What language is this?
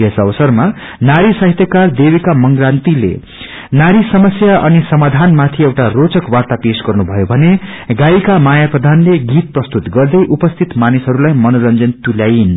Nepali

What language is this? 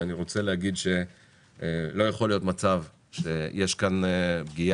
Hebrew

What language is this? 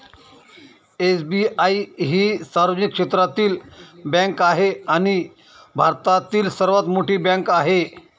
Marathi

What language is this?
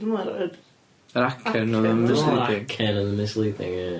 Welsh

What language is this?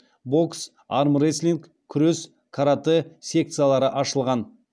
Kazakh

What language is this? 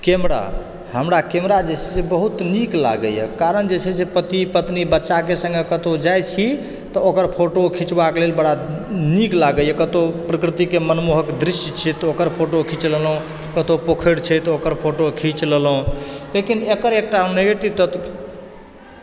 Maithili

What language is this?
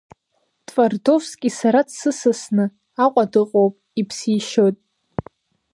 Abkhazian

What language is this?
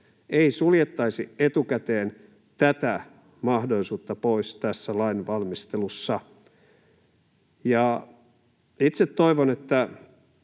Finnish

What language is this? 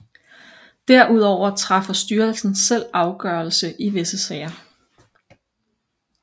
Danish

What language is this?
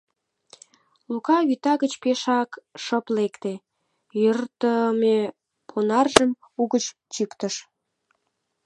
Mari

